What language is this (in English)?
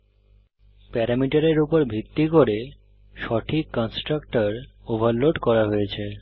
Bangla